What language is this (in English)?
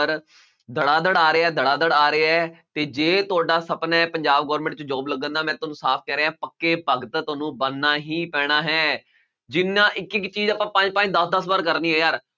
Punjabi